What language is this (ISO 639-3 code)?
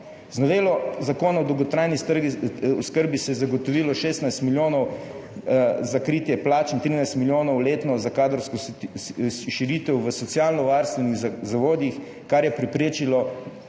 slv